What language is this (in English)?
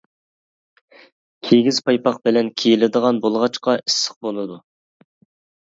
Uyghur